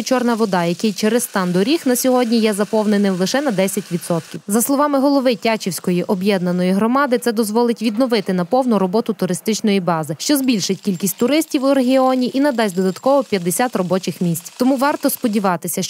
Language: Ukrainian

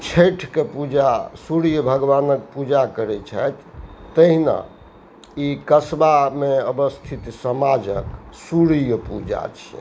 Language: Maithili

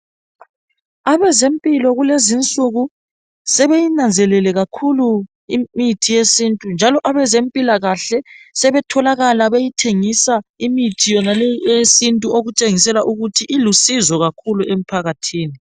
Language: North Ndebele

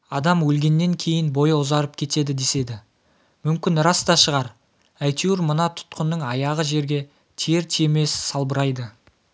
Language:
Kazakh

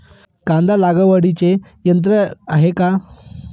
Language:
Marathi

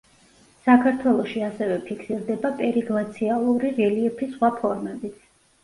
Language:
Georgian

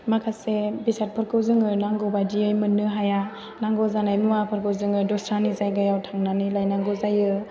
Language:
Bodo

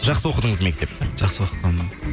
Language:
Kazakh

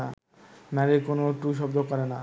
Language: Bangla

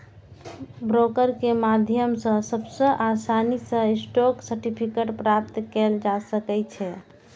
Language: Maithili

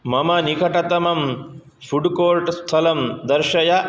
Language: Sanskrit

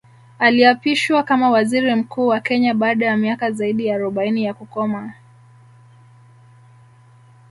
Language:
Swahili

